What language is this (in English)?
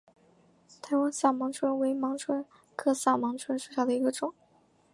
Chinese